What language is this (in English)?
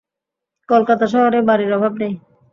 Bangla